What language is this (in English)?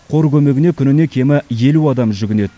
Kazakh